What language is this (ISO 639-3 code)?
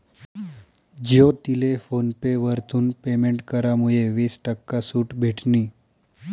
mar